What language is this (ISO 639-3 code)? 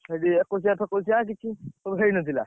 ori